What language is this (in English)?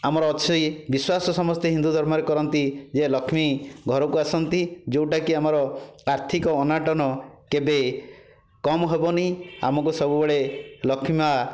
Odia